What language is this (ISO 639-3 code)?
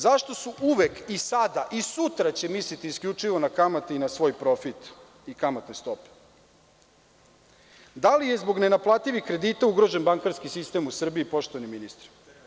srp